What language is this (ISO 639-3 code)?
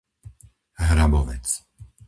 slk